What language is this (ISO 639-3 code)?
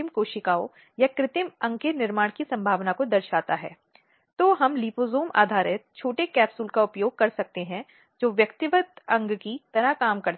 hin